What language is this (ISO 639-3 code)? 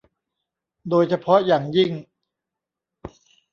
tha